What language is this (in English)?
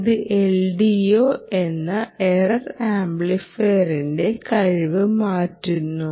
Malayalam